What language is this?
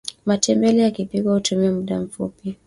Swahili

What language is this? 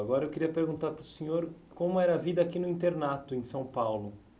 Portuguese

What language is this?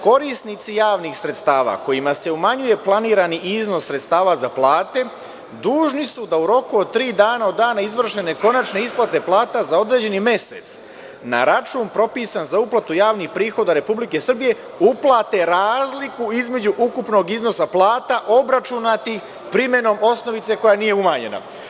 Serbian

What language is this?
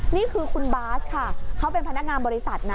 Thai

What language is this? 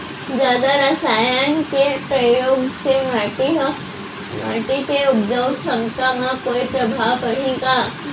Chhattisgarhi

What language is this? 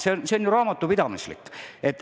Estonian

